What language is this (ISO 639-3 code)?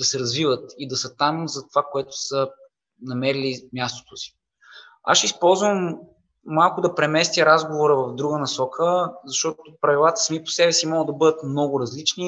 bul